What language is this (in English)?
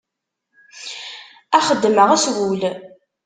Kabyle